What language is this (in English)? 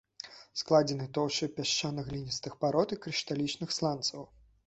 Belarusian